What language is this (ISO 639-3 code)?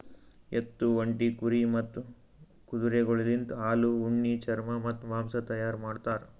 kan